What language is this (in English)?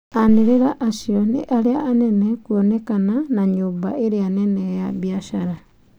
Kikuyu